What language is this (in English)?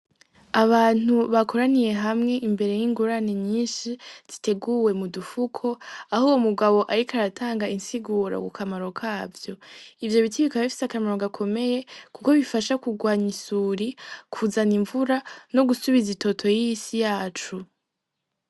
Rundi